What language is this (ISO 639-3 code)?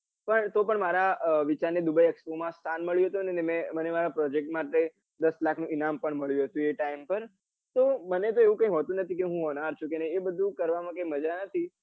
guj